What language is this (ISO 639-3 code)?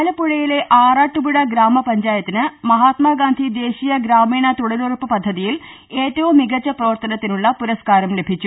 mal